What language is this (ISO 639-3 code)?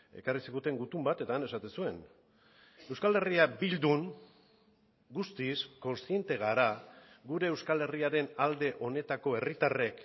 eus